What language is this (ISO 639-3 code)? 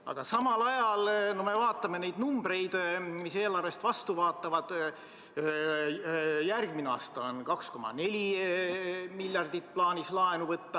est